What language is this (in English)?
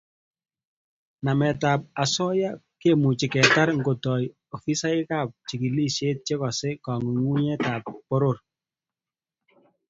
Kalenjin